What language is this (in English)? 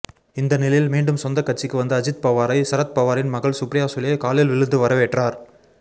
Tamil